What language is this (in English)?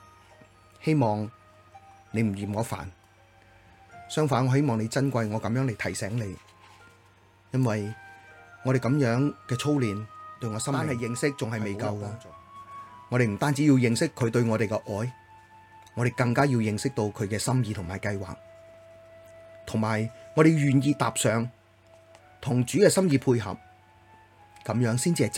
Chinese